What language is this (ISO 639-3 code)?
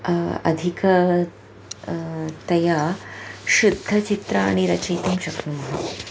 san